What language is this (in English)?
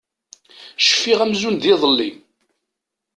Kabyle